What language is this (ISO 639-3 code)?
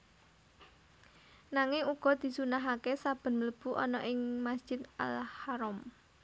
jav